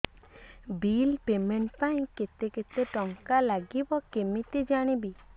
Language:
Odia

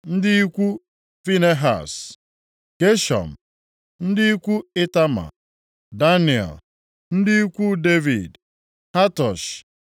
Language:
Igbo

